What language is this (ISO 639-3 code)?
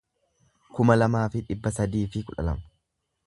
orm